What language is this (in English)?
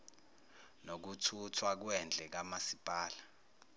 Zulu